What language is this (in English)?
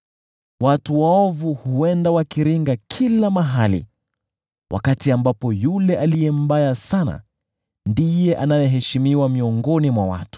Swahili